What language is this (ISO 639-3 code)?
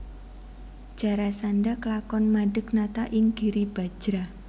jav